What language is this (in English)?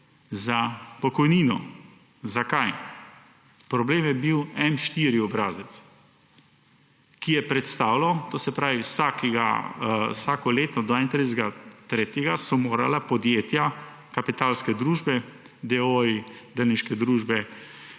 Slovenian